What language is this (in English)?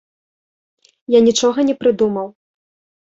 Belarusian